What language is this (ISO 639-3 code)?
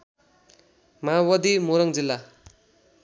nep